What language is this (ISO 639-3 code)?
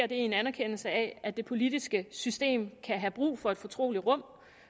dan